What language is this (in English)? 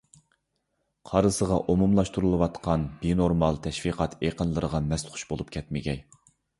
Uyghur